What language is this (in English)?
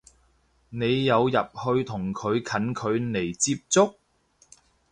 Cantonese